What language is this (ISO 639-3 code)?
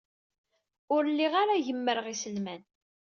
kab